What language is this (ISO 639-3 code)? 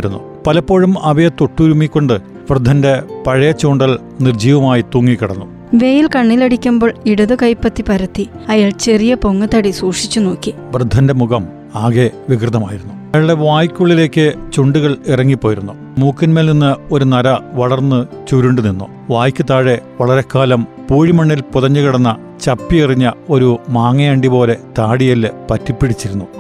mal